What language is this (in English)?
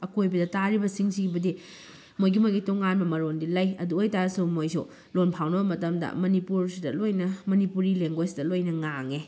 Manipuri